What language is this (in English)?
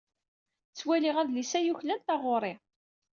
Kabyle